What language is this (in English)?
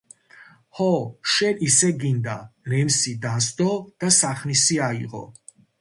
Georgian